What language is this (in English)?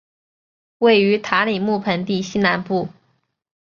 Chinese